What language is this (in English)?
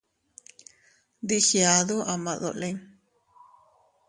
Teutila Cuicatec